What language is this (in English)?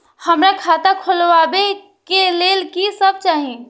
Maithili